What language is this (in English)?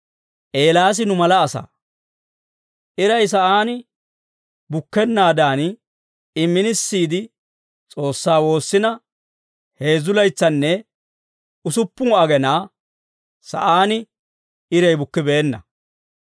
Dawro